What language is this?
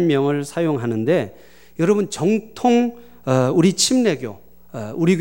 Korean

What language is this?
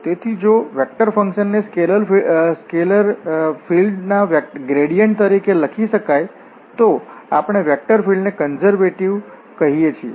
Gujarati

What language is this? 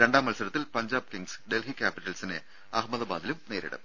Malayalam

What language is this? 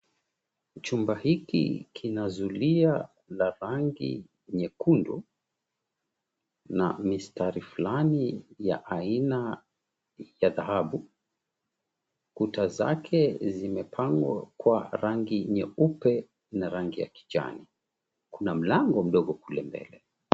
Swahili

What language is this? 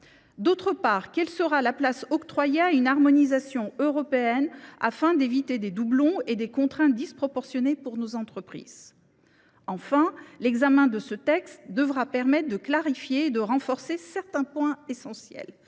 French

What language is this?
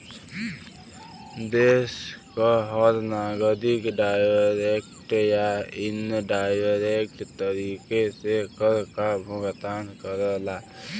Bhojpuri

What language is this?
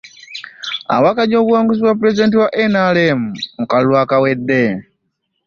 Ganda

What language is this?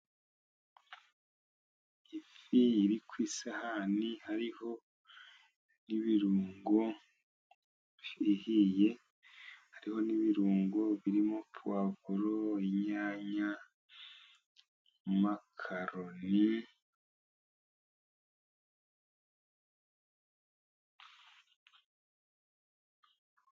Kinyarwanda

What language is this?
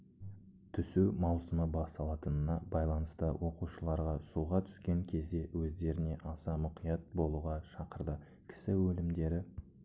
Kazakh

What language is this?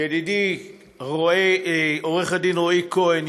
Hebrew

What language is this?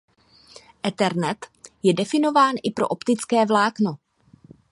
Czech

